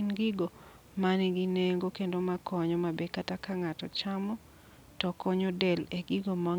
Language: Luo (Kenya and Tanzania)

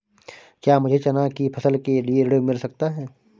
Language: Hindi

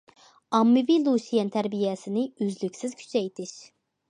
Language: Uyghur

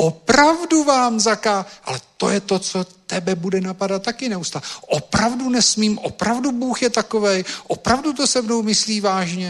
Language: Czech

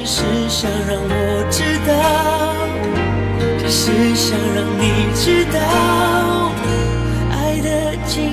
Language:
Chinese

